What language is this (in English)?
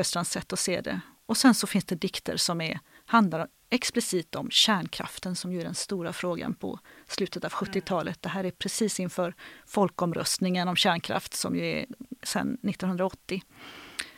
Swedish